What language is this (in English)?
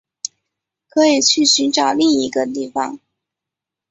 Chinese